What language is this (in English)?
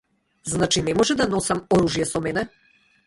Macedonian